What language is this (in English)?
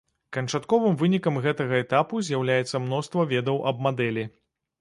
Belarusian